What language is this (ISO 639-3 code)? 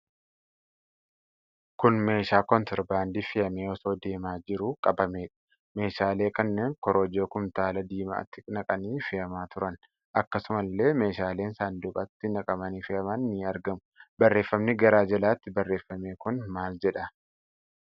orm